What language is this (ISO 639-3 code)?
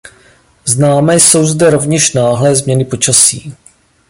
ces